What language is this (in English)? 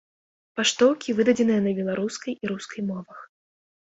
Belarusian